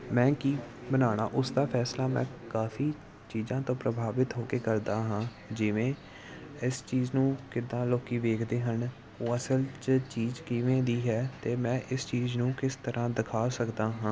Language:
Punjabi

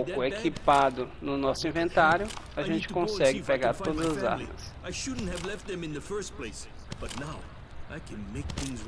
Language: Portuguese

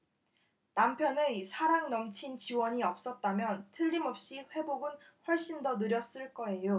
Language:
Korean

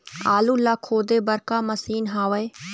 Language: Chhattisgarhi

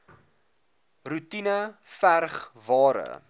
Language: Afrikaans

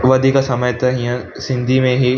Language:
Sindhi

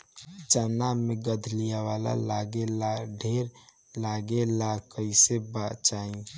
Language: Bhojpuri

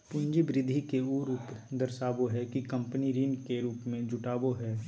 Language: Magahi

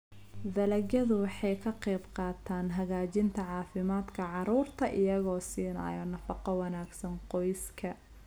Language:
Somali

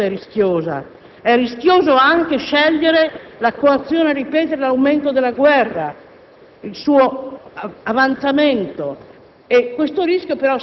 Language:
Italian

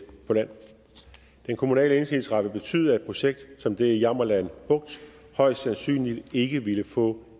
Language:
Danish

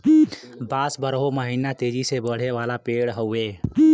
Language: Bhojpuri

